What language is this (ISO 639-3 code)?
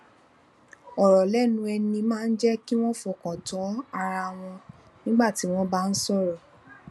yor